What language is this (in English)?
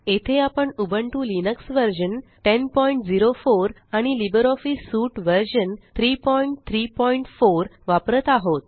Marathi